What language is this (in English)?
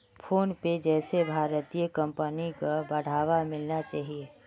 Magahi